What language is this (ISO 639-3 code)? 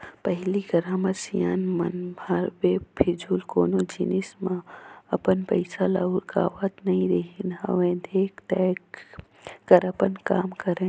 hne